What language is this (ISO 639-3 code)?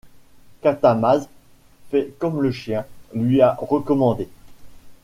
fra